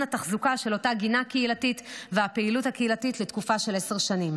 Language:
Hebrew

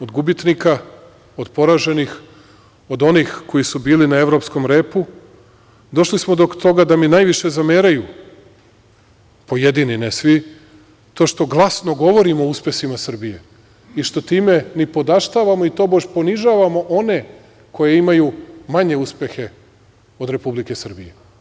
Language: Serbian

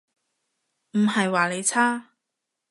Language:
Cantonese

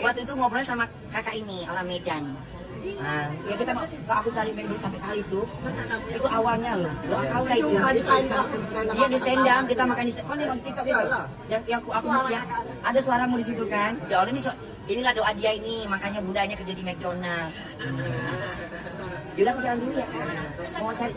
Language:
Indonesian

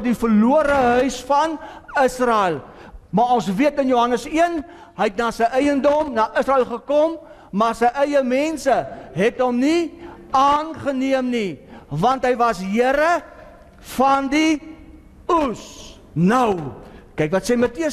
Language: Dutch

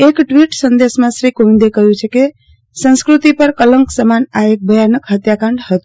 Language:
Gujarati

